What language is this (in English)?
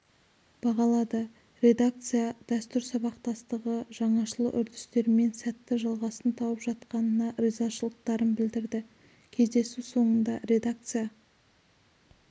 Kazakh